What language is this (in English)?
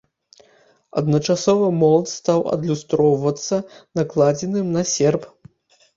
Belarusian